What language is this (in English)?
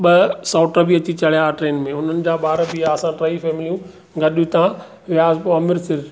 Sindhi